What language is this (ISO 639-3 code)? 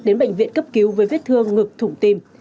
vie